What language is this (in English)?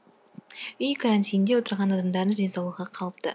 Kazakh